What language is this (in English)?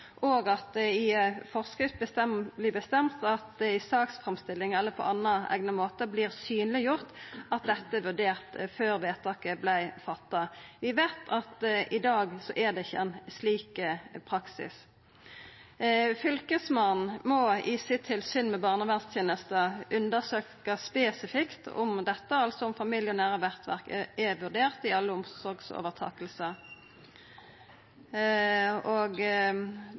Norwegian Nynorsk